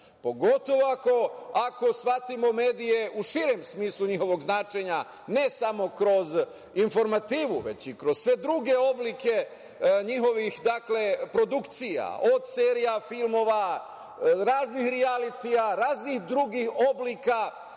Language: Serbian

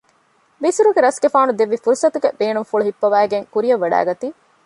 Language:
Divehi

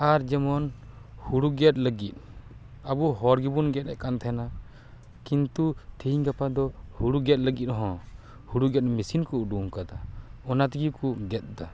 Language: Santali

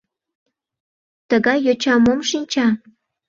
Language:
Mari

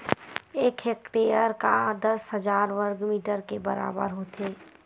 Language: Chhattisgarhi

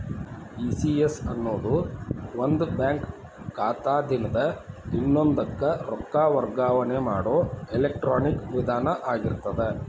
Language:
Kannada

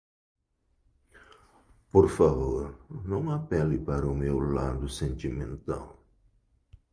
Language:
Portuguese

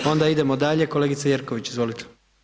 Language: Croatian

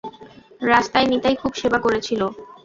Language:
Bangla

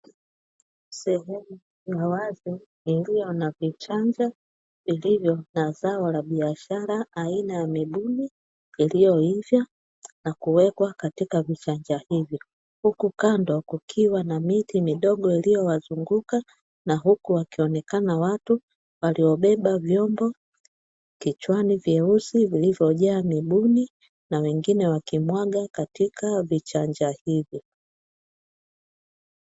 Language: Swahili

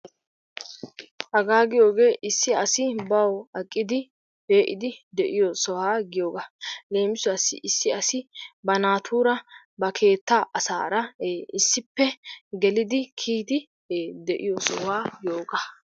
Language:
Wolaytta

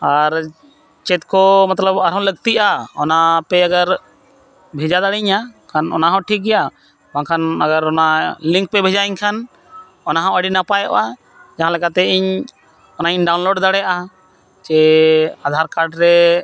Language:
Santali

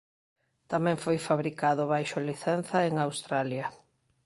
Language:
Galician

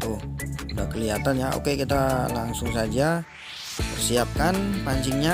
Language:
Indonesian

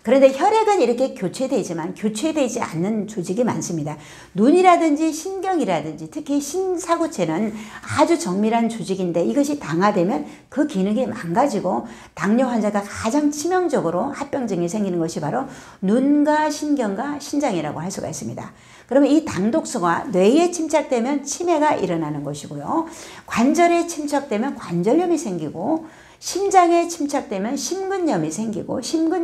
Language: Korean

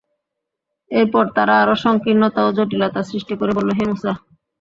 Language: Bangla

